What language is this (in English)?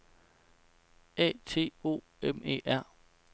Danish